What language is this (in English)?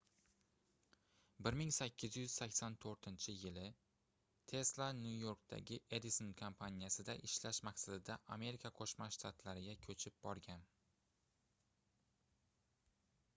Uzbek